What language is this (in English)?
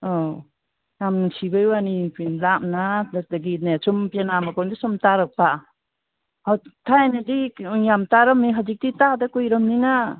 Manipuri